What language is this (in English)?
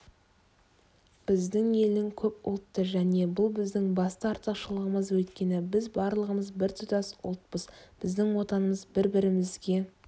Kazakh